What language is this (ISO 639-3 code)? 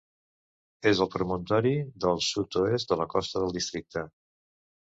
cat